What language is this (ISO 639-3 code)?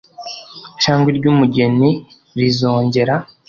kin